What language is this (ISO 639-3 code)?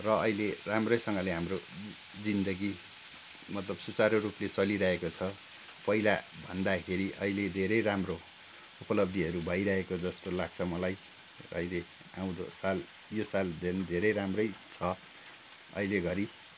nep